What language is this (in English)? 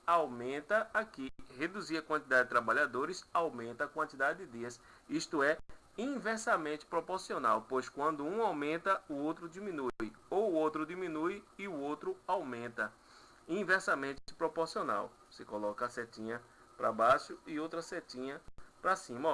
Portuguese